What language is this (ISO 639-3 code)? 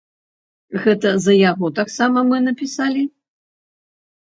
bel